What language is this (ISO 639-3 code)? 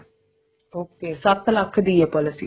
pan